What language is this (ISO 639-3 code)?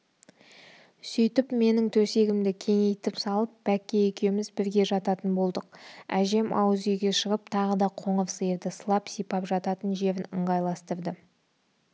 kaz